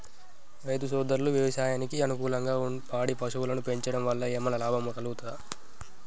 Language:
Telugu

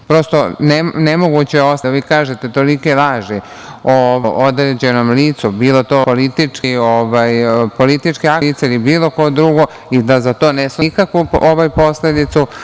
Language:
Serbian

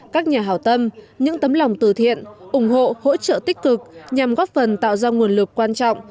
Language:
Vietnamese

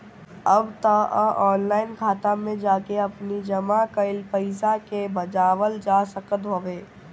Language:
Bhojpuri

